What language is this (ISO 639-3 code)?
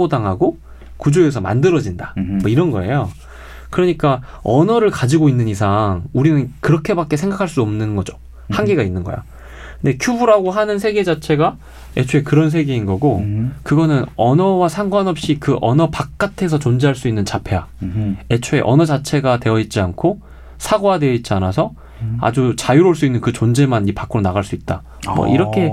kor